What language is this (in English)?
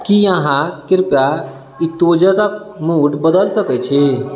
Maithili